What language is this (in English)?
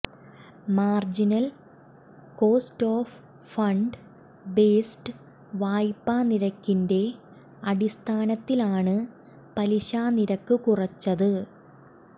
Malayalam